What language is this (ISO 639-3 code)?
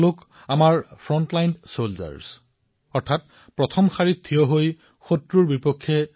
asm